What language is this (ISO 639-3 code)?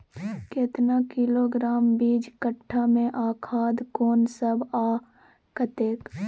mai